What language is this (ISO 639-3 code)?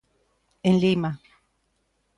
glg